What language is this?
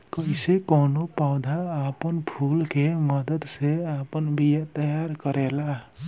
Bhojpuri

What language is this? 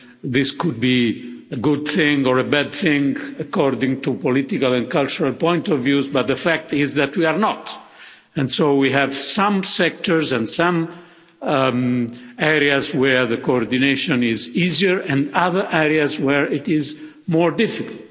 English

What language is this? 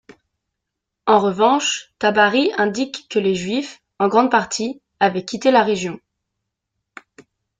French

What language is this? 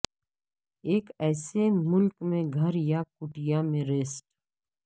Urdu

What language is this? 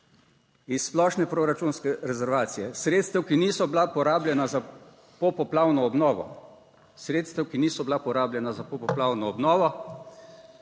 Slovenian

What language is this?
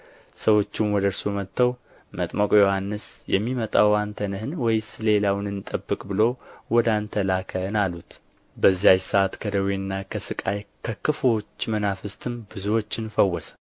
Amharic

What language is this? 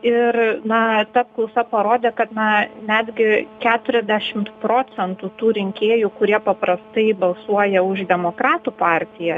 Lithuanian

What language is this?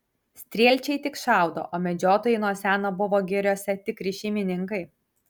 Lithuanian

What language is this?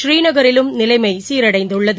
Tamil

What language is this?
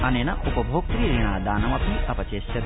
Sanskrit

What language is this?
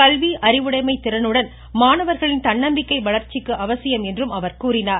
Tamil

